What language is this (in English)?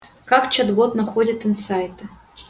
Russian